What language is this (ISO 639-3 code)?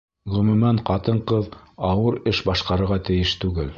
bak